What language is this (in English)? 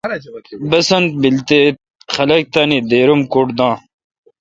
Kalkoti